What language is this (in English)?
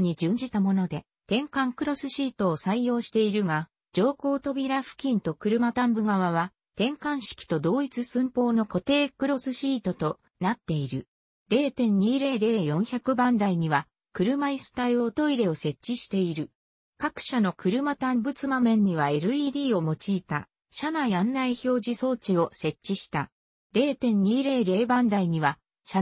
Japanese